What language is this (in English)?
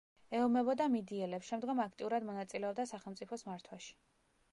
Georgian